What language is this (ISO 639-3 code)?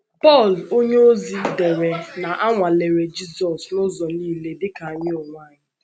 ibo